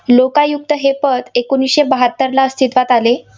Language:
Marathi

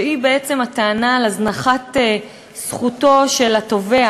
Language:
Hebrew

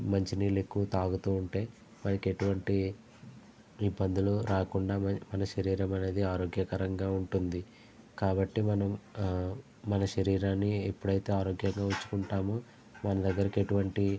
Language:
Telugu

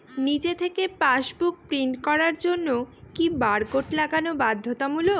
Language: Bangla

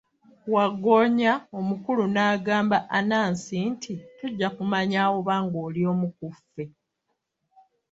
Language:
Ganda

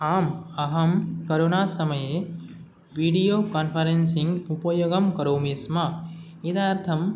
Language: Sanskrit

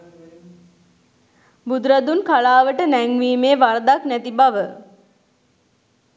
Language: Sinhala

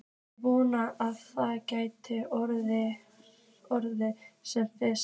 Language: Icelandic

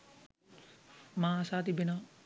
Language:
Sinhala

